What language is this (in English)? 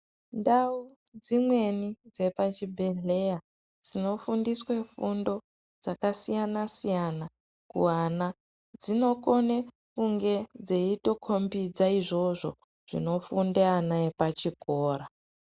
Ndau